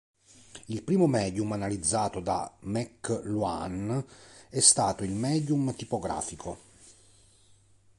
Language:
Italian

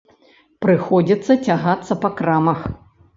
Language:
Belarusian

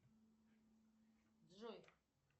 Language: Russian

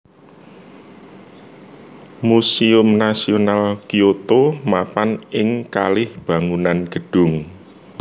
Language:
Javanese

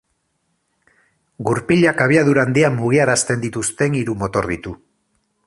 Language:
Basque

